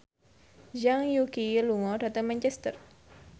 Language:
Javanese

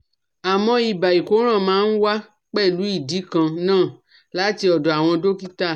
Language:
Yoruba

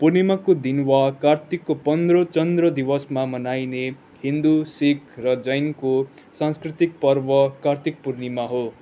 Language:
Nepali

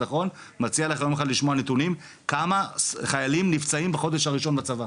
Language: Hebrew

